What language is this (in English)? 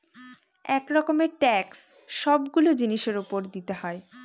Bangla